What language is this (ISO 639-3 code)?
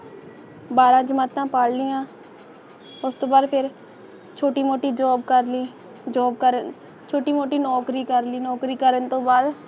pan